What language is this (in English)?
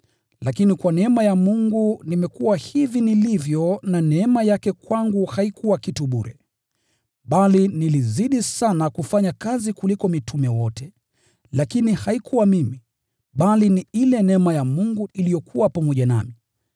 Swahili